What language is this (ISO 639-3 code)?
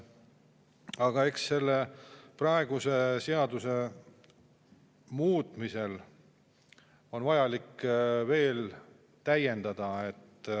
est